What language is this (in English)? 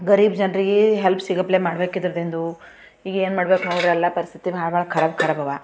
Kannada